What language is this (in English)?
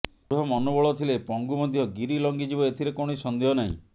Odia